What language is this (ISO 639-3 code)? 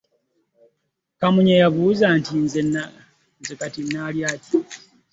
lug